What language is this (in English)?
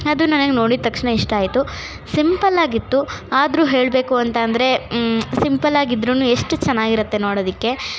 Kannada